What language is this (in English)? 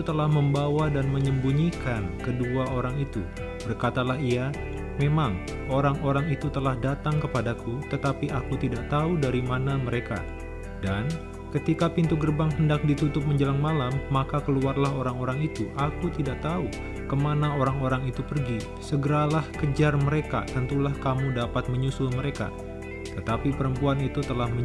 Indonesian